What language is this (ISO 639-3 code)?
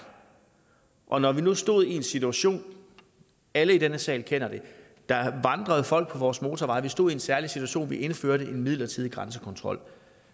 dan